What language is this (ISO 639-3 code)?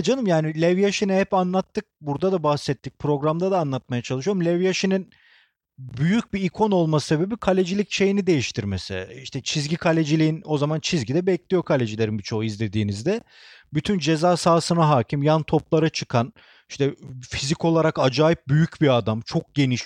tur